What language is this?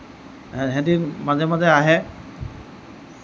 Assamese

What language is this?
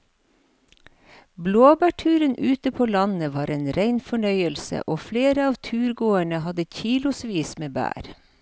Norwegian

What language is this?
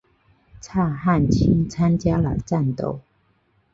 Chinese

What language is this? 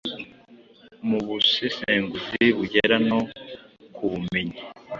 Kinyarwanda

